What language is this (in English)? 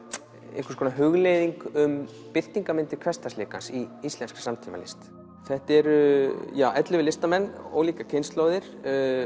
Icelandic